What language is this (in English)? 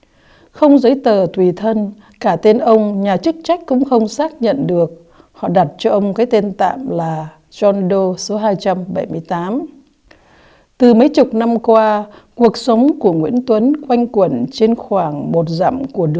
Vietnamese